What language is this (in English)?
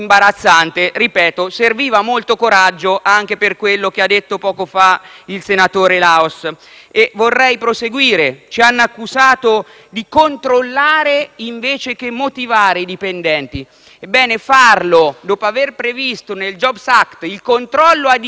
Italian